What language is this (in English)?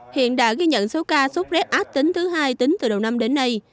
Vietnamese